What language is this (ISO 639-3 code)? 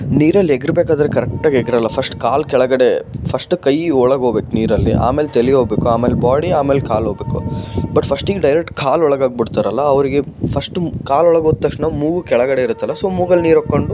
kan